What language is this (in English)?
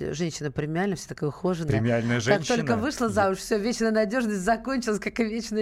Russian